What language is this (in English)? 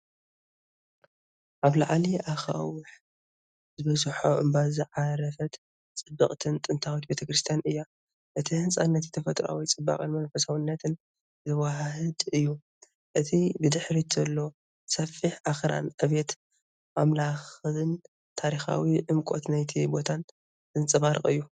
Tigrinya